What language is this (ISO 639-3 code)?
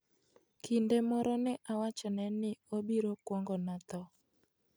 luo